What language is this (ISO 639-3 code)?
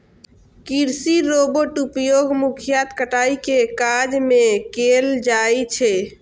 mai